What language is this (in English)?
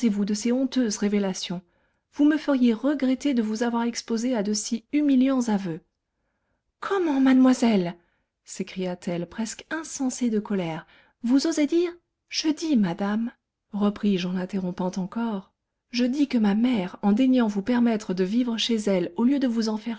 French